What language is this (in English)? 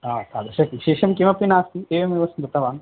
Sanskrit